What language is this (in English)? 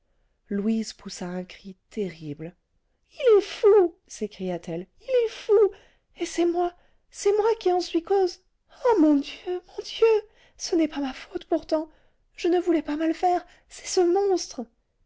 French